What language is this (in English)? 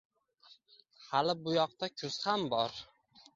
Uzbek